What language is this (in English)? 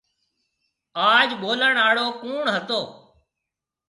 Marwari (Pakistan)